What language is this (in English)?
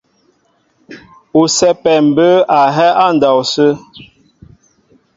Mbo (Cameroon)